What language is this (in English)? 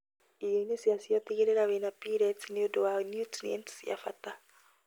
Kikuyu